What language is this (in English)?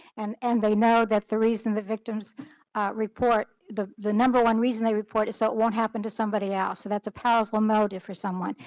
English